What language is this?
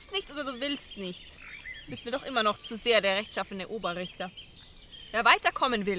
German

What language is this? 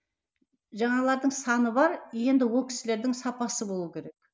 Kazakh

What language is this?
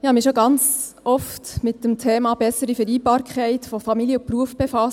Swiss German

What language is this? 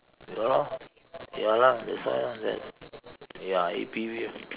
English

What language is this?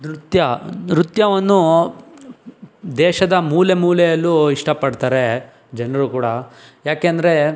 Kannada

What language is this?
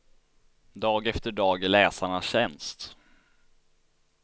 Swedish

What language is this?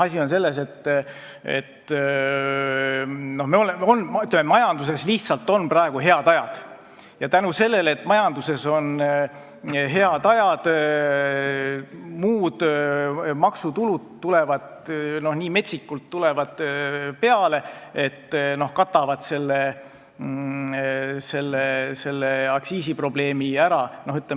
Estonian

